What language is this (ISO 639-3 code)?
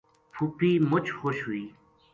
gju